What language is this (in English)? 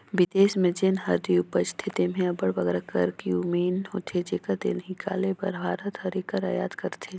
Chhattisgarhi